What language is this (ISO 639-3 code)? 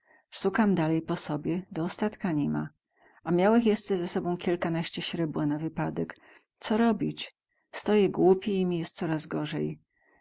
pol